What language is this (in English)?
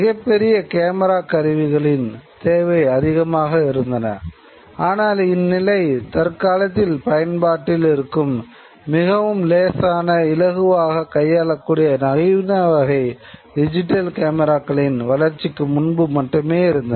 Tamil